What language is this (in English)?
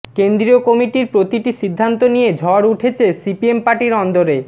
Bangla